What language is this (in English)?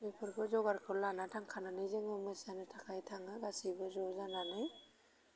Bodo